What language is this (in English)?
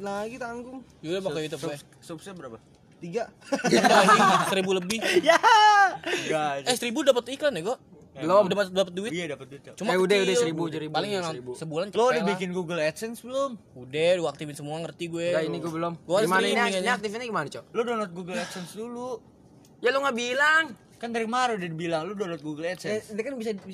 Indonesian